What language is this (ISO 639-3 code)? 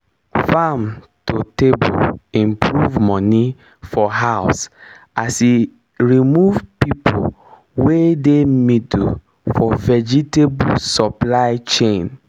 pcm